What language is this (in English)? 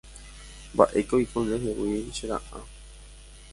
Guarani